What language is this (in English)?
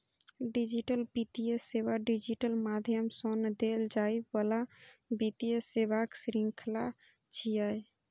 Maithili